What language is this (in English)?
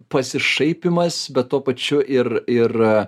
Lithuanian